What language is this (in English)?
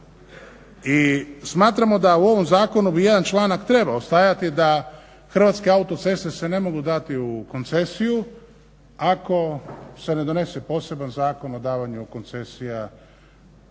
Croatian